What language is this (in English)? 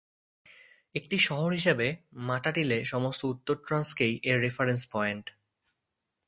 Bangla